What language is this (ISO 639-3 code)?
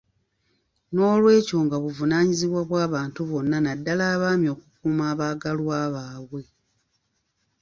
lug